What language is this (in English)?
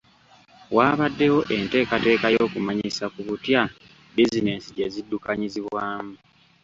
Ganda